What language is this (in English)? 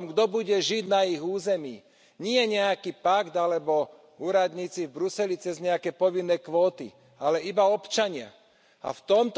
Slovak